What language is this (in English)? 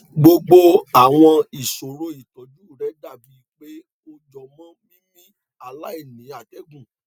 Yoruba